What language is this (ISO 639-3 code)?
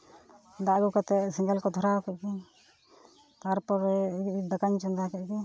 sat